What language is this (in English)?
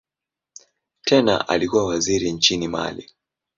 Swahili